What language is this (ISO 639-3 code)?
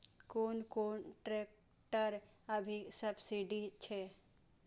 mai